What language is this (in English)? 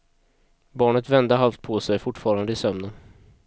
Swedish